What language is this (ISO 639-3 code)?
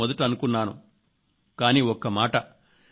tel